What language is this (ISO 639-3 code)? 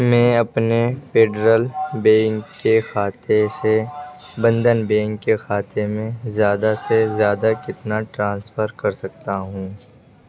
urd